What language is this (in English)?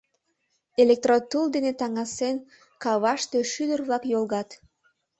Mari